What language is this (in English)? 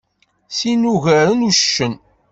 Kabyle